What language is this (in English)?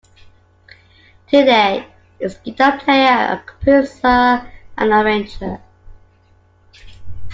English